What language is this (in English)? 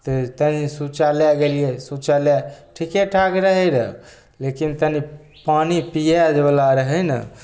Maithili